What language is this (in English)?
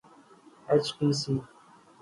Urdu